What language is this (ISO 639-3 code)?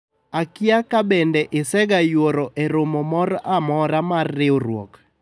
luo